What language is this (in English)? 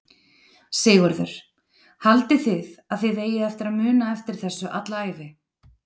Icelandic